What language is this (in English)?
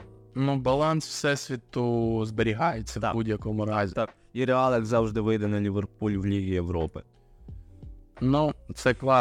Ukrainian